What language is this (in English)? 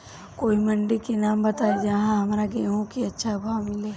Bhojpuri